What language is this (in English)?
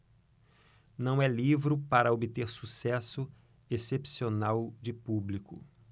Portuguese